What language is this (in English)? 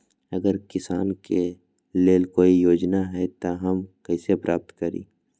Magahi